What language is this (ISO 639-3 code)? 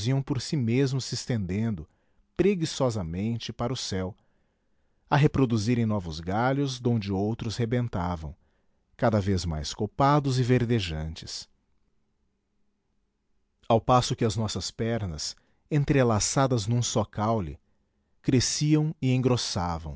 por